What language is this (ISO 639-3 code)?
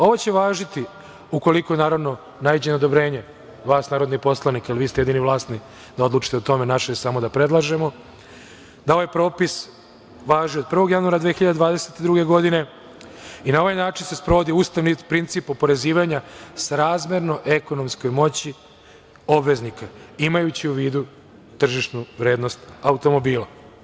srp